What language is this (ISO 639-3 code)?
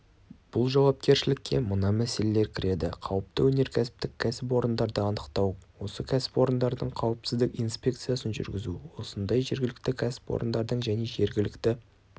kaz